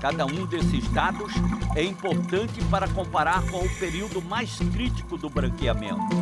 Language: Portuguese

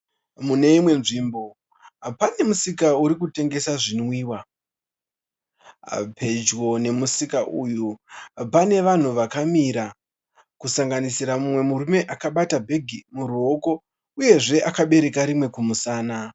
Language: Shona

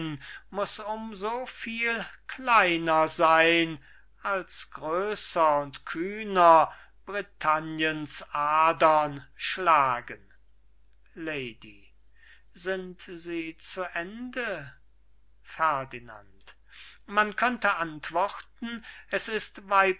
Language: German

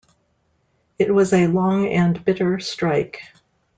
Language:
English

